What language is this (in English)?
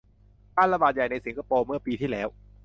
Thai